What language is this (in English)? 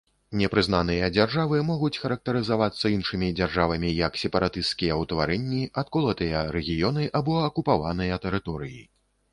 Belarusian